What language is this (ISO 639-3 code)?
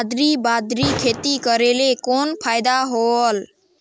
hne